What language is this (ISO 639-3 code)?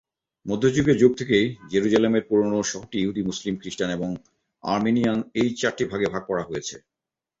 ben